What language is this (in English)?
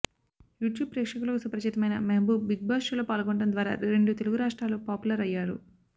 Telugu